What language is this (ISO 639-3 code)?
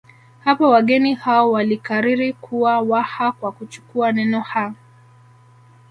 swa